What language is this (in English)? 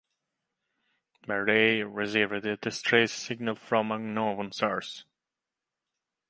English